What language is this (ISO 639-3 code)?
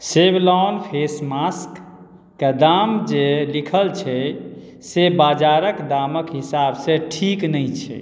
mai